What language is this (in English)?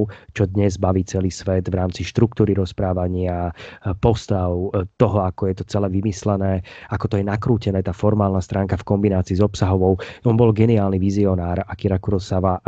Slovak